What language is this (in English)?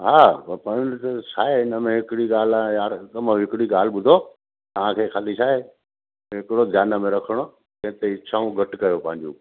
Sindhi